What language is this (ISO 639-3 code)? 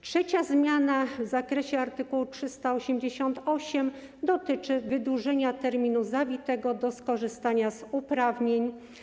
pol